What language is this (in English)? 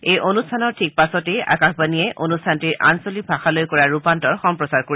Assamese